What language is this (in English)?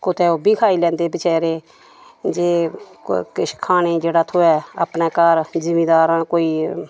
Dogri